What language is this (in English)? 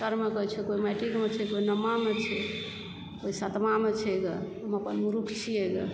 Maithili